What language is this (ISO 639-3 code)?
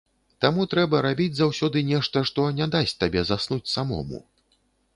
bel